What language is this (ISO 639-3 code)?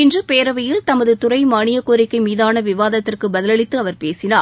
tam